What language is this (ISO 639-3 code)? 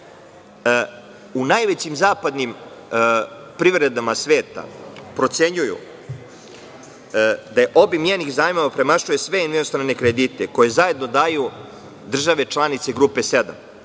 srp